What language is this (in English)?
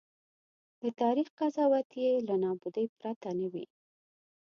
Pashto